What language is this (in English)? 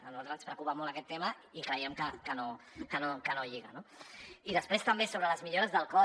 Catalan